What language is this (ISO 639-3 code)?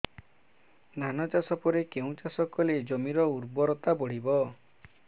ori